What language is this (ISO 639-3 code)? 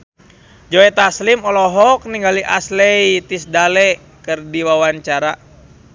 sun